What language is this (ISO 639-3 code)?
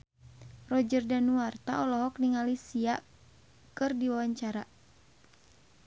sun